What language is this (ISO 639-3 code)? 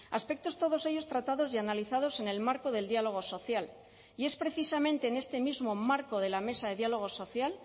spa